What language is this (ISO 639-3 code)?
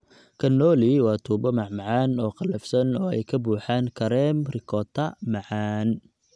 som